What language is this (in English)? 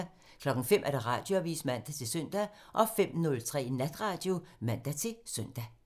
Danish